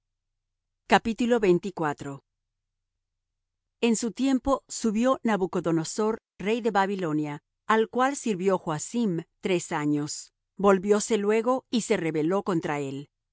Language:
Spanish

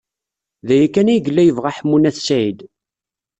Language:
Kabyle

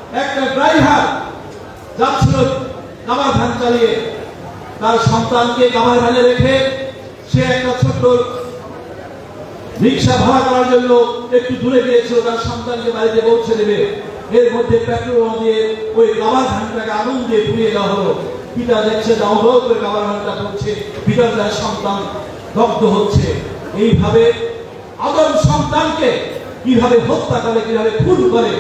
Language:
Turkish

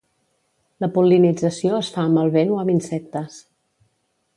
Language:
Catalan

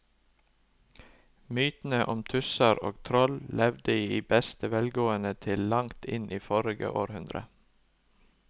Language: Norwegian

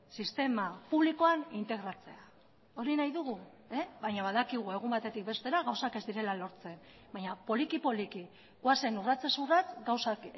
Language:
Basque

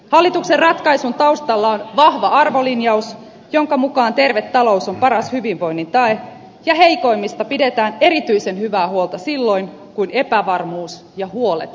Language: Finnish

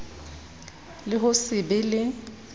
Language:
Southern Sotho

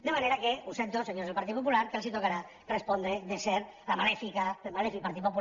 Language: Catalan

